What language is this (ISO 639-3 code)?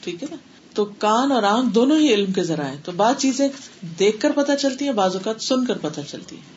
urd